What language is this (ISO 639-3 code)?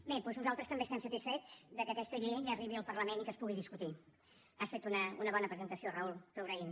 cat